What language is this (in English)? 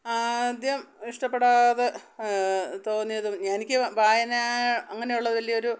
Malayalam